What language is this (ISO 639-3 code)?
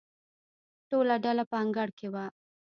pus